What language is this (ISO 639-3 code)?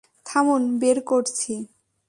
ben